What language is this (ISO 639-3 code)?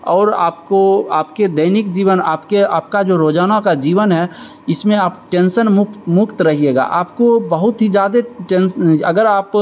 hin